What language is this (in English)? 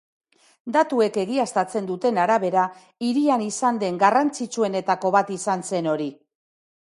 Basque